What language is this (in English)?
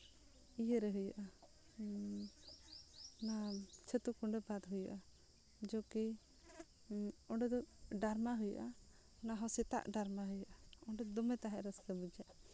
Santali